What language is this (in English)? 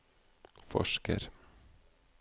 Norwegian